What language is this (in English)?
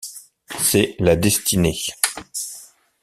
French